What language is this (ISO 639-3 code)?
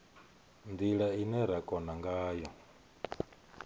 ven